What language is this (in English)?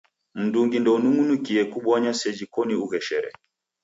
Taita